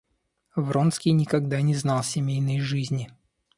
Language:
Russian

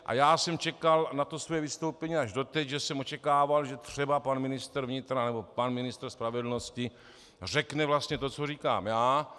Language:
Czech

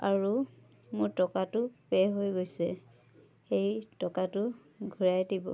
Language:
Assamese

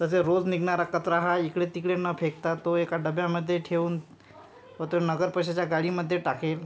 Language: Marathi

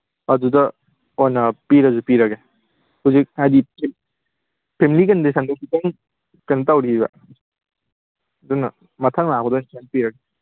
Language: Manipuri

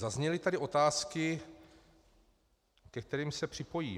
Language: Czech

